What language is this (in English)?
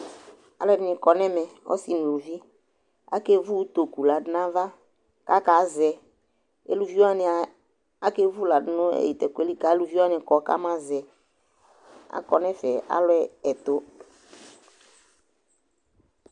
Ikposo